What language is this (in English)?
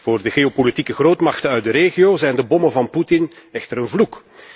Dutch